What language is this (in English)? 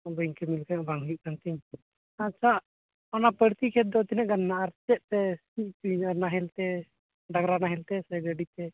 Santali